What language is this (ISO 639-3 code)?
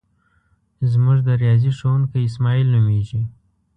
pus